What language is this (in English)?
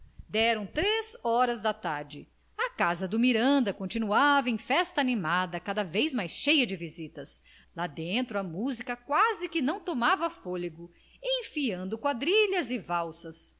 Portuguese